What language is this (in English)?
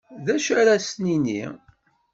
Kabyle